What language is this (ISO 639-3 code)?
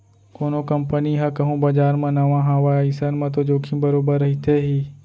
hne